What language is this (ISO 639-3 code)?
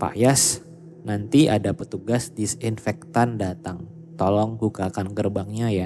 ind